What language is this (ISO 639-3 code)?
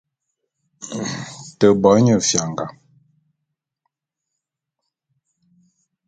bum